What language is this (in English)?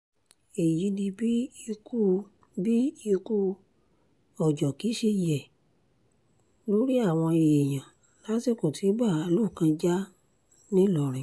Yoruba